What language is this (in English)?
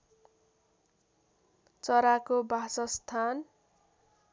Nepali